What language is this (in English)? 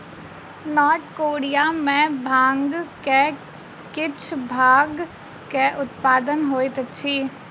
Maithili